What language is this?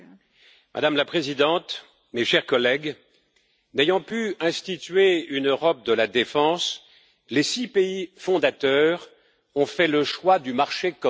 French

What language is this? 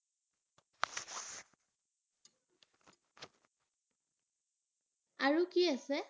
Assamese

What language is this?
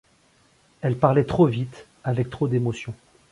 French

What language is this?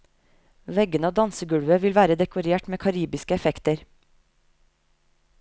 Norwegian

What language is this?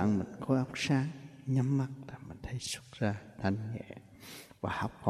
Vietnamese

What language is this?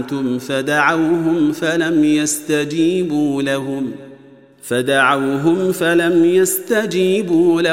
Arabic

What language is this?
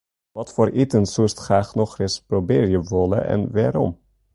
Western Frisian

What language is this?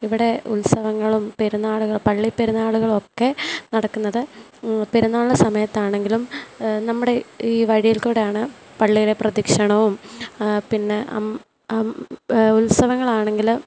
Malayalam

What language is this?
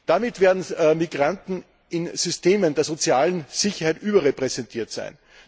German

